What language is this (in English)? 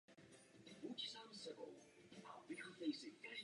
Czech